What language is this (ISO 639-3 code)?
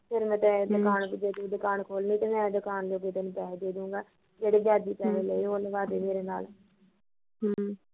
pan